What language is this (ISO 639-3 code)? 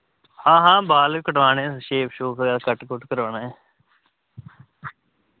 doi